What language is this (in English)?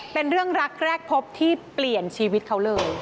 Thai